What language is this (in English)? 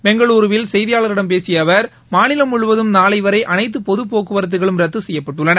Tamil